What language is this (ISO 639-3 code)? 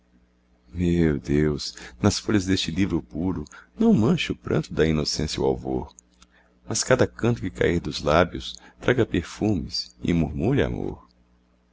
por